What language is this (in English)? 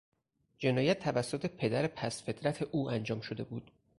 Persian